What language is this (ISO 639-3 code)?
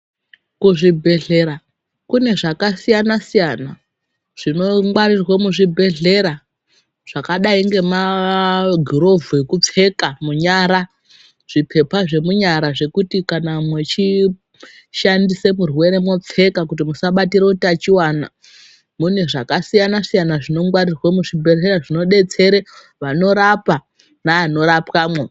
ndc